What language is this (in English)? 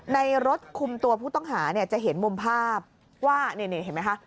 Thai